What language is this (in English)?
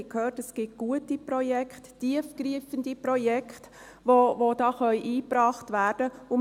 Swiss German